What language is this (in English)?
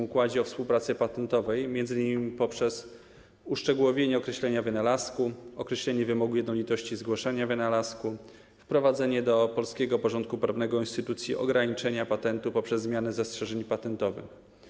Polish